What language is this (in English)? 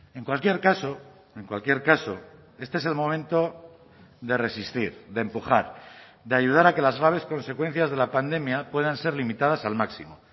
Spanish